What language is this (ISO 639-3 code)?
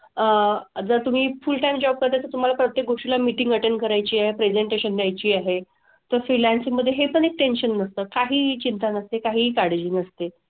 mar